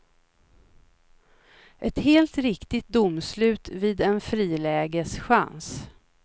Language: Swedish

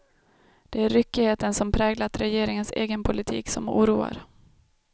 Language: Swedish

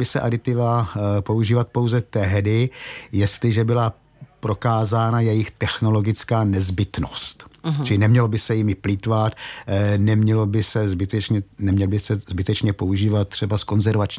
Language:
Czech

